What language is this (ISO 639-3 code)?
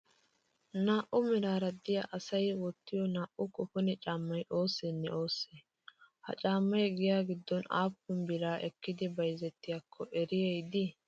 wal